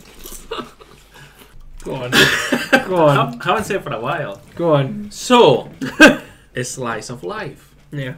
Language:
English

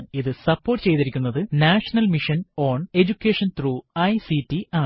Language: Malayalam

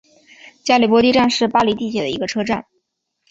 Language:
Chinese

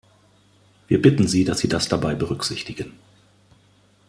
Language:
German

